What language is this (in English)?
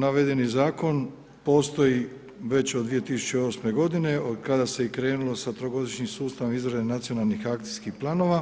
Croatian